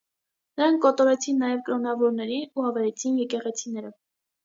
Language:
Armenian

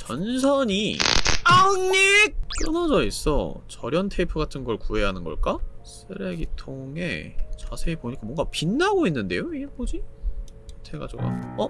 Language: Korean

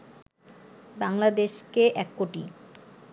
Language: Bangla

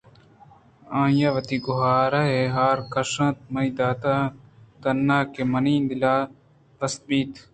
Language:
Eastern Balochi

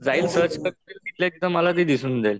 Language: Marathi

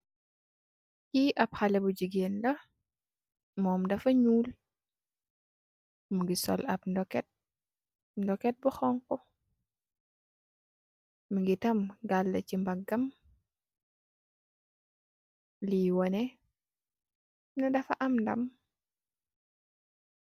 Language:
Wolof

